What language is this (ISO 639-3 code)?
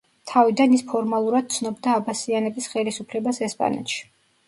kat